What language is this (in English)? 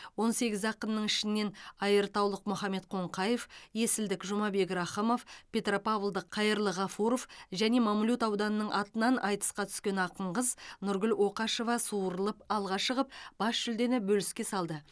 Kazakh